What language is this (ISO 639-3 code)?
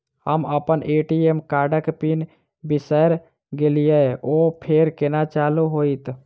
mai